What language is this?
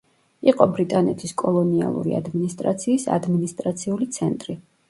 Georgian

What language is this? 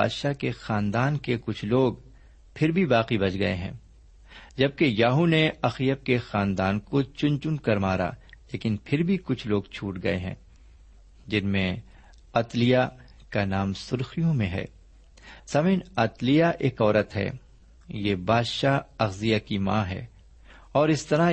Urdu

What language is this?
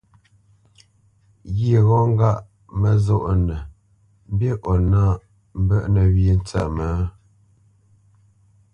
Bamenyam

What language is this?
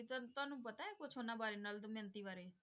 Punjabi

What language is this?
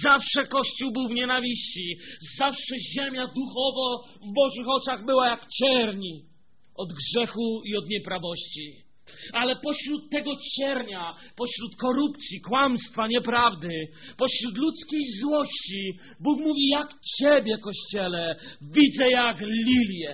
Polish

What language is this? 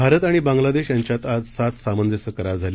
Marathi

